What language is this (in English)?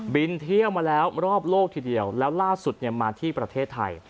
Thai